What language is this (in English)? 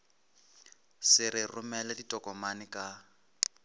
Northern Sotho